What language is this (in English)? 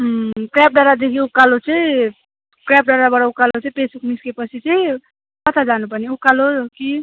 Nepali